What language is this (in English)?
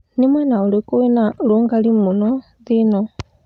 Kikuyu